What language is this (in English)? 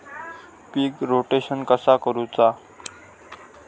Marathi